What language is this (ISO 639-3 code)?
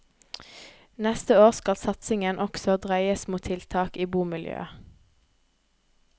nor